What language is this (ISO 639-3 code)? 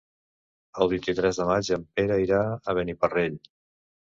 cat